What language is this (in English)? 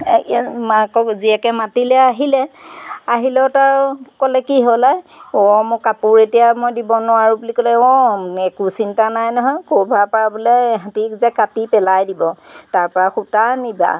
Assamese